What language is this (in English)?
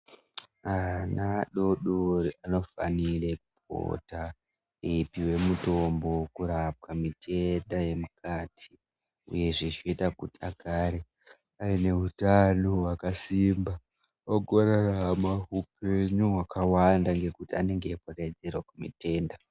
Ndau